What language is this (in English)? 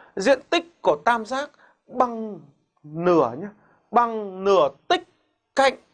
Vietnamese